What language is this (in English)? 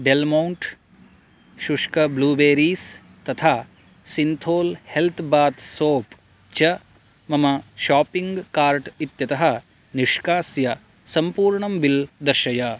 Sanskrit